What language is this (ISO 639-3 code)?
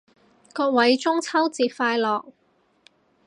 yue